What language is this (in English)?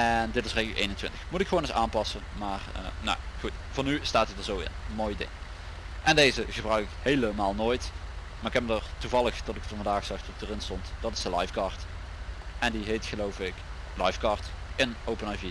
Dutch